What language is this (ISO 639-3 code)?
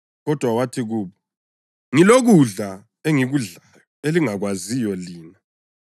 nde